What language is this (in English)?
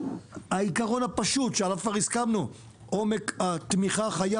Hebrew